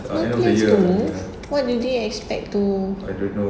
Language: English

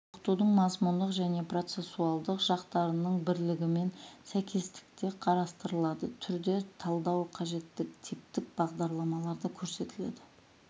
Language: Kazakh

